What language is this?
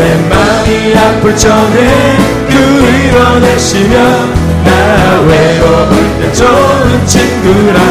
Korean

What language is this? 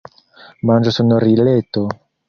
Esperanto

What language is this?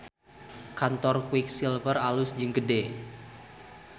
Sundanese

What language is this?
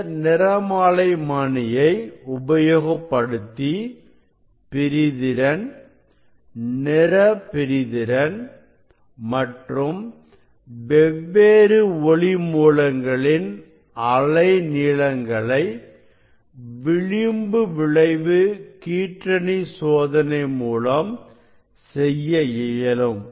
Tamil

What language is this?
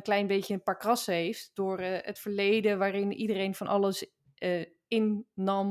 Dutch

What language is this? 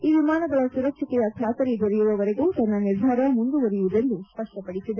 Kannada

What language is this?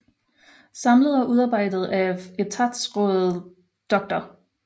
Danish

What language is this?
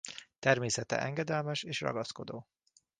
Hungarian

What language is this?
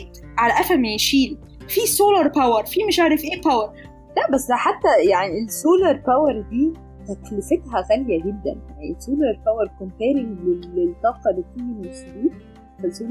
Arabic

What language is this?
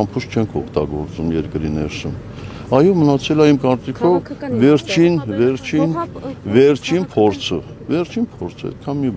Turkish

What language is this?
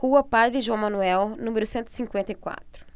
Portuguese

